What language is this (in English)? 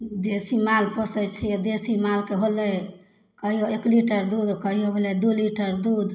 Maithili